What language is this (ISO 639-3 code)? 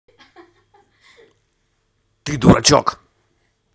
rus